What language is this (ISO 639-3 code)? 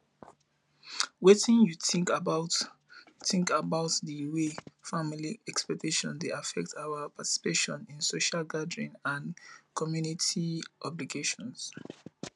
pcm